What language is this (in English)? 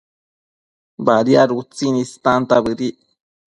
Matsés